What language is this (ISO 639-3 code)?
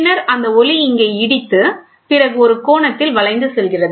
tam